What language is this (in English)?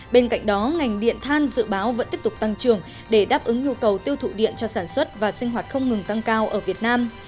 Vietnamese